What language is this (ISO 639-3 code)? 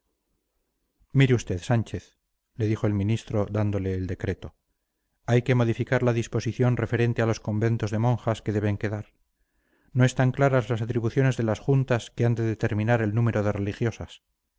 spa